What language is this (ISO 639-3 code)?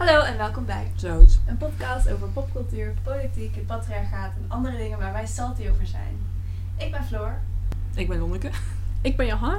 nld